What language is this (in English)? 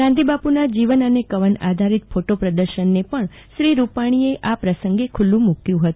Gujarati